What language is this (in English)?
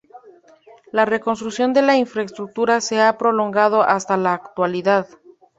Spanish